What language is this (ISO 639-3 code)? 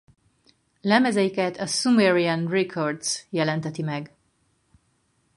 hun